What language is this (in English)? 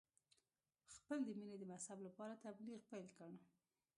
Pashto